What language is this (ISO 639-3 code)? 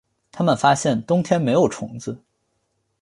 zho